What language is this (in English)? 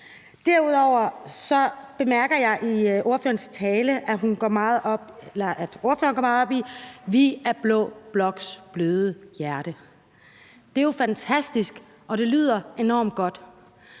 Danish